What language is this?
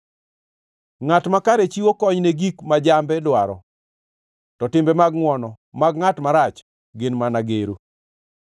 Luo (Kenya and Tanzania)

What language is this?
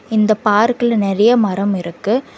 Tamil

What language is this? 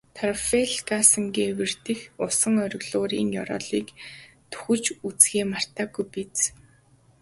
Mongolian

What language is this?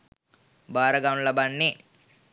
Sinhala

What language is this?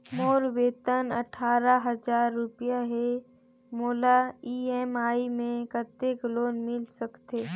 Chhattisgarhi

